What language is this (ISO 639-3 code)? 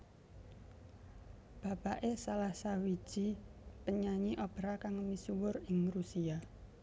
jav